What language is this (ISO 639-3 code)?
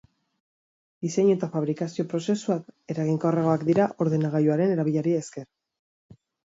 eus